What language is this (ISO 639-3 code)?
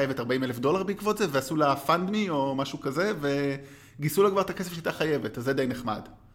heb